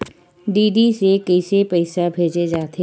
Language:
Chhattisgarhi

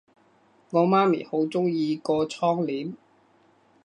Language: Cantonese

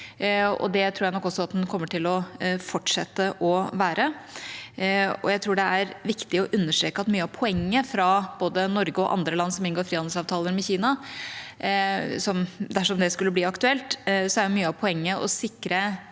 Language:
Norwegian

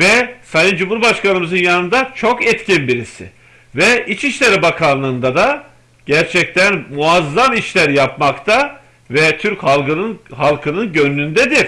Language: Turkish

